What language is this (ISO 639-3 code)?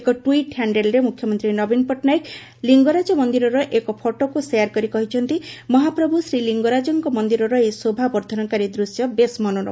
ori